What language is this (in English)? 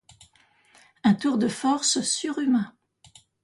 French